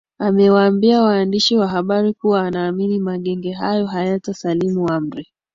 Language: Swahili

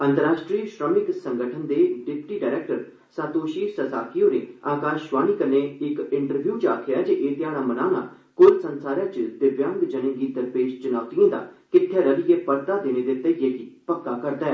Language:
Dogri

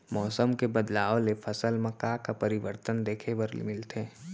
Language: Chhattisgarhi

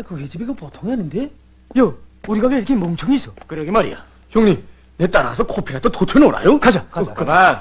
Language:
Korean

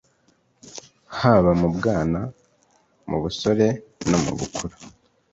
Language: Kinyarwanda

